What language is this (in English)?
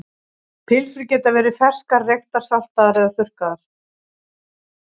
Icelandic